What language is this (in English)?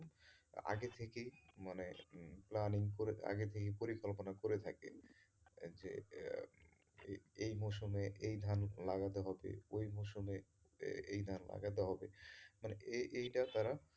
Bangla